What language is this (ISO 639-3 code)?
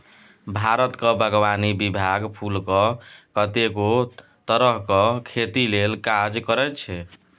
mai